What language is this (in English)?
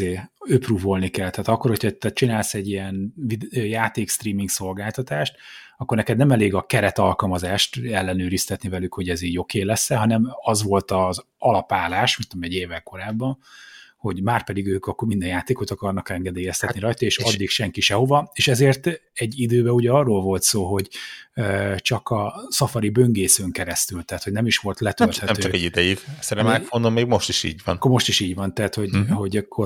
Hungarian